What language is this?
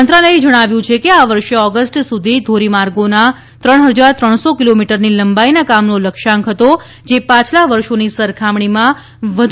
Gujarati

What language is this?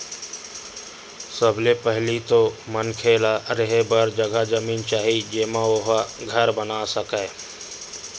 Chhattisgarhi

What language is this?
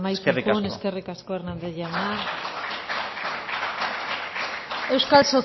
Basque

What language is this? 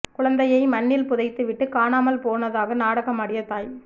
Tamil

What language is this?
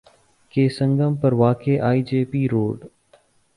Urdu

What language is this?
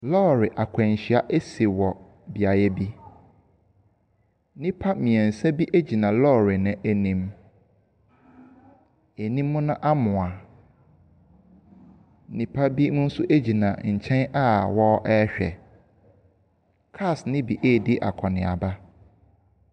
Akan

